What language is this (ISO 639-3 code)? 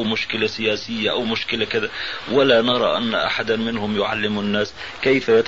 ara